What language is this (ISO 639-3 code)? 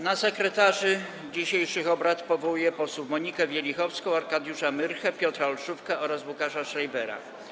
pol